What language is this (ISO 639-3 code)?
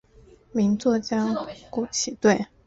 zho